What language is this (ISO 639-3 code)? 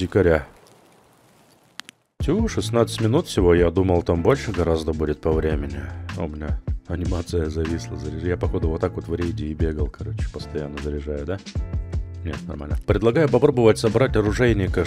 rus